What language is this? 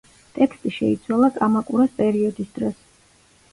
Georgian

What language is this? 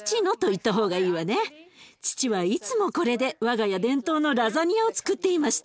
Japanese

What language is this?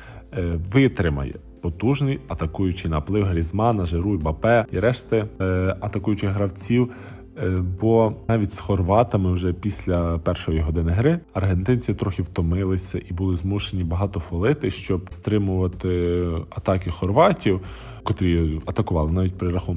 Ukrainian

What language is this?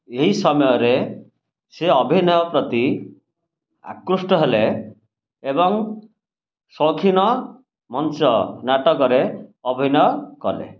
Odia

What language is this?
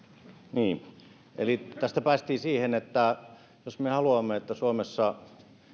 Finnish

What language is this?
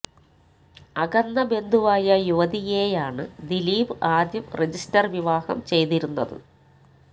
Malayalam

